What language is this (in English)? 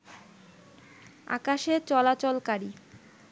Bangla